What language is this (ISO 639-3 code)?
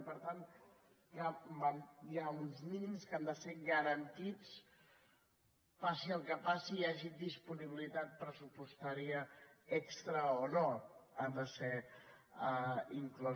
cat